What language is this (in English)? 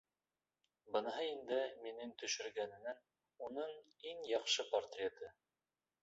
Bashkir